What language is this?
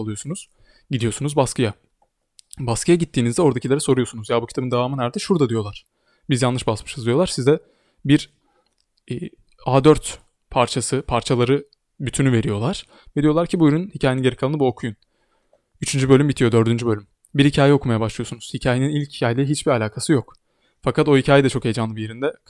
Turkish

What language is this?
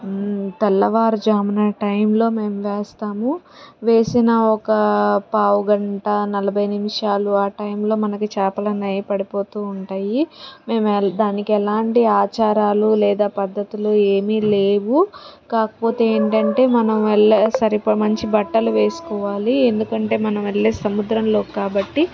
Telugu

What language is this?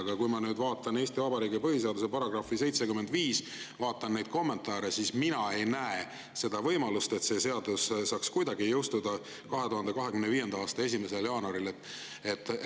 Estonian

